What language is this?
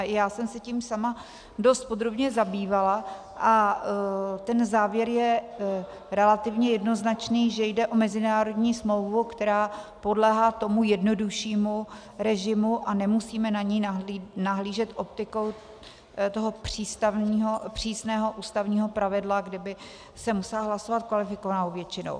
Czech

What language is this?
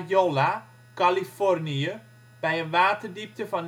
Dutch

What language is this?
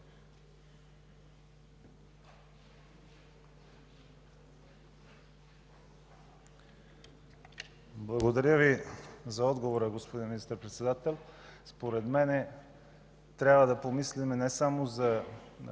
Bulgarian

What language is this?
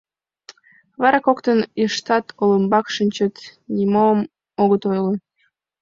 Mari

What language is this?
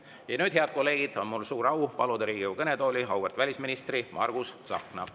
Estonian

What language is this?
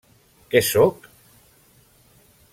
Catalan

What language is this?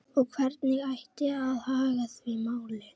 Icelandic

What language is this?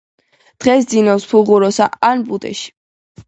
Georgian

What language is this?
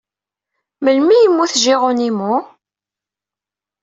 Kabyle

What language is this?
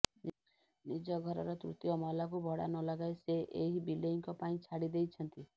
Odia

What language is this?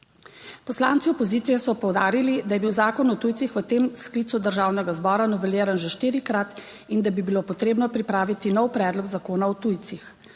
Slovenian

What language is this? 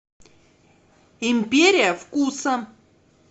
Russian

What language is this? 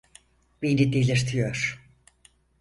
Turkish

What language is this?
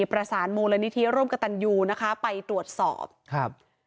Thai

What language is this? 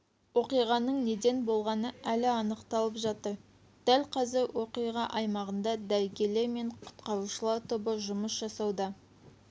Kazakh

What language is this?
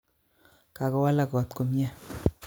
Kalenjin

